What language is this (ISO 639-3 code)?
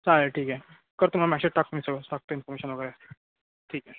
mar